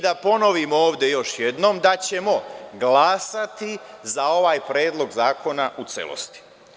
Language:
Serbian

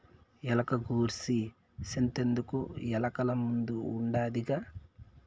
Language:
Telugu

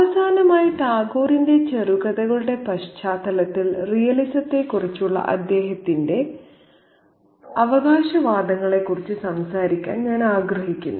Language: Malayalam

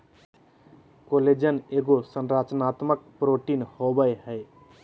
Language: Magahi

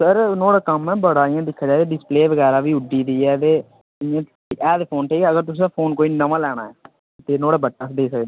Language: Dogri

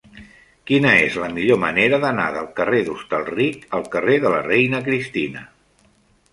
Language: Catalan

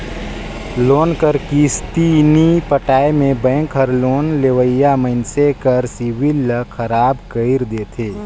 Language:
Chhattisgarhi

